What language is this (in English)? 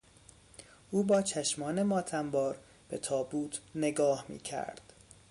Persian